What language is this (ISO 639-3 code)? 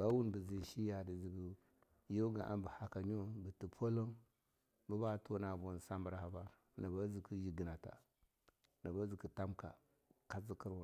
lnu